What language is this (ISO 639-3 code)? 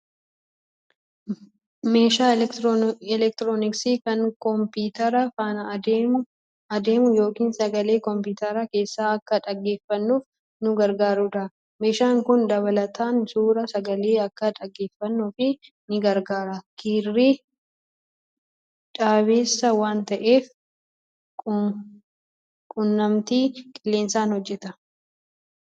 orm